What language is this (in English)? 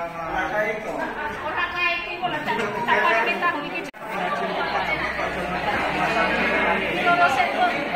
Indonesian